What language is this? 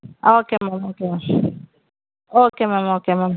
Tamil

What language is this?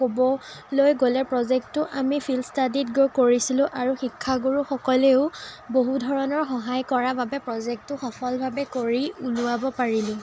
Assamese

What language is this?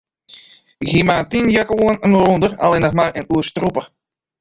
Western Frisian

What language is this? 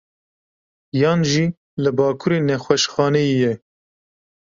Kurdish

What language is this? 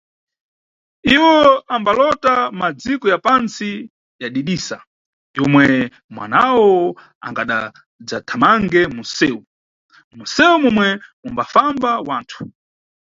Nyungwe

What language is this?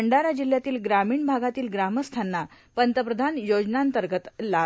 Marathi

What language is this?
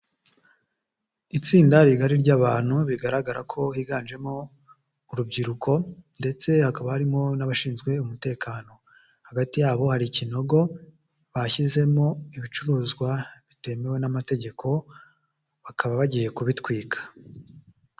Kinyarwanda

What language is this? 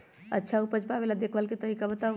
Magahi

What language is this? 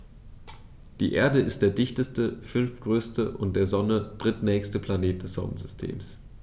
German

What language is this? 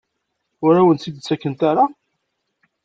Kabyle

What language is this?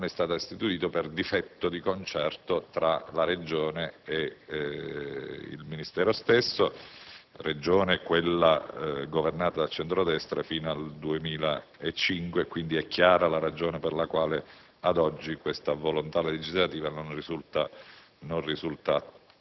Italian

